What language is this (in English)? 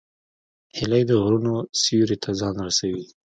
Pashto